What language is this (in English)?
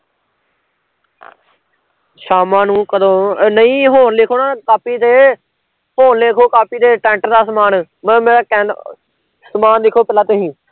Punjabi